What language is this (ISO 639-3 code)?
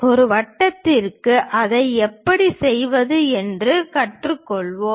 tam